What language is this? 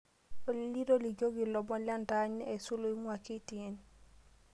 Masai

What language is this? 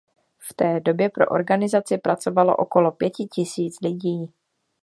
Czech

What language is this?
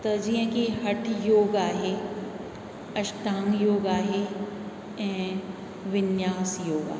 Sindhi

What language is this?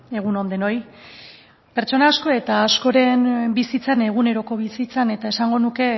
Basque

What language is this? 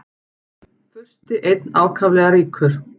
Icelandic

